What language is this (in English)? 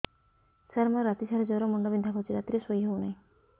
Odia